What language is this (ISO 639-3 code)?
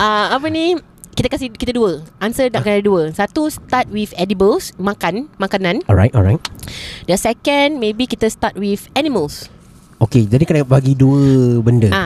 msa